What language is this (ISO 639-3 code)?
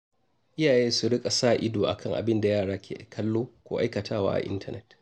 hau